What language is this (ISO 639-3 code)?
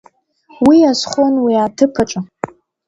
abk